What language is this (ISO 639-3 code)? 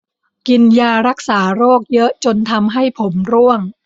tha